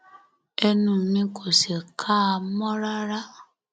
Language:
Yoruba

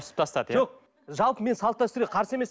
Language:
Kazakh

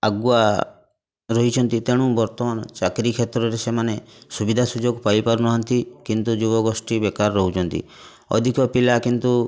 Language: Odia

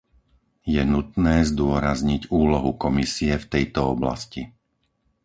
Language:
Slovak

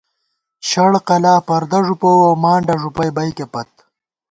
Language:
Gawar-Bati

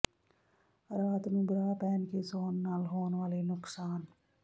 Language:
Punjabi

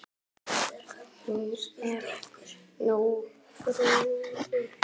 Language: Icelandic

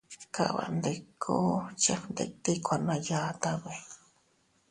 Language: Teutila Cuicatec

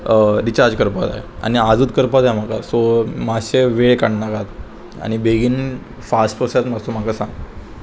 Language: Konkani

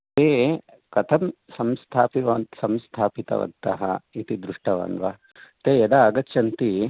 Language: Sanskrit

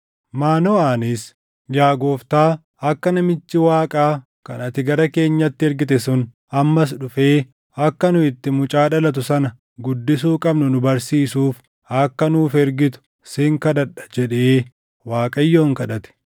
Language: Oromo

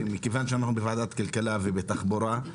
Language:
Hebrew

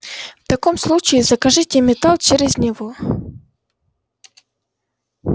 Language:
Russian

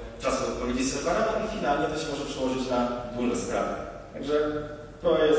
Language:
Polish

